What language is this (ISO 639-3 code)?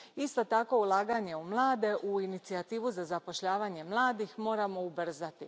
hrv